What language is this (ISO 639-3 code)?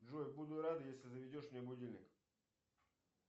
rus